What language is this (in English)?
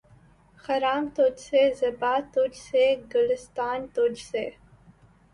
Urdu